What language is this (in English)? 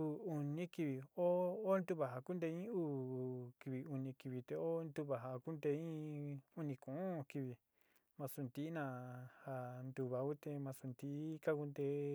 Sinicahua Mixtec